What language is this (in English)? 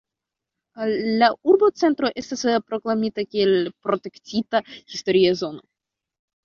Esperanto